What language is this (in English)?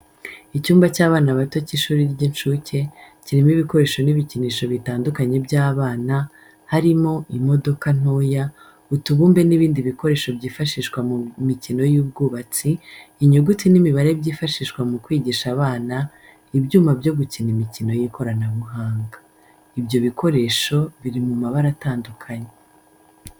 Kinyarwanda